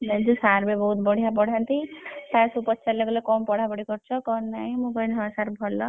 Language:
Odia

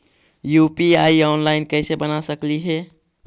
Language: Magahi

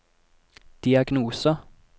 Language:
Norwegian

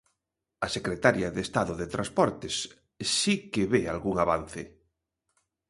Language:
Galician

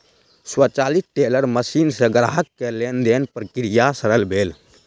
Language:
Maithili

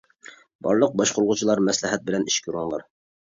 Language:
Uyghur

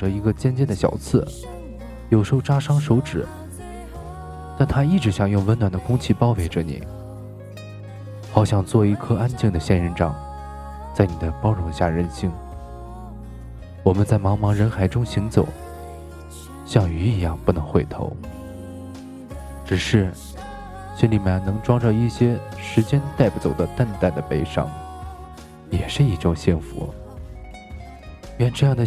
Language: Chinese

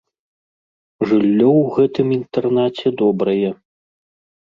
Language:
Belarusian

